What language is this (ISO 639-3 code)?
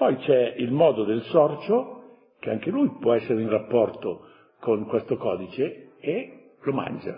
ita